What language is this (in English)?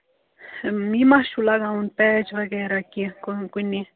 Kashmiri